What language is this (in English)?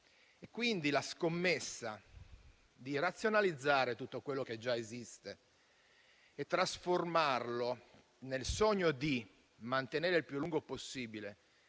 Italian